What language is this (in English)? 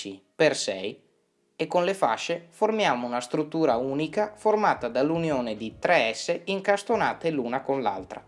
Italian